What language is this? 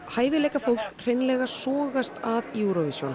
Icelandic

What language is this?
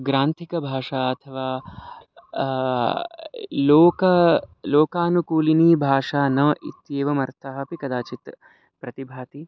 Sanskrit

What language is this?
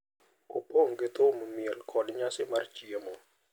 Luo (Kenya and Tanzania)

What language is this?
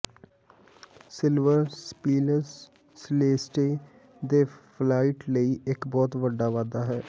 Punjabi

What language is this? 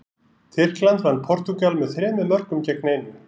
Icelandic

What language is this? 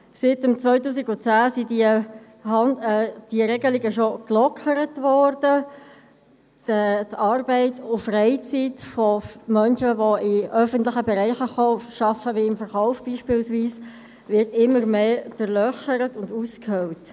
Swiss German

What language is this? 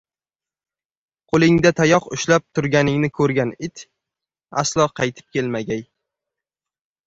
Uzbek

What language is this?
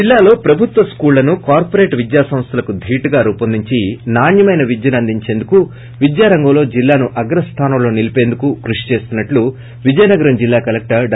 Telugu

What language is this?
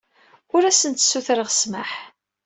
Kabyle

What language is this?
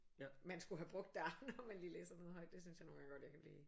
Danish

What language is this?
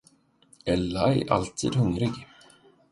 Swedish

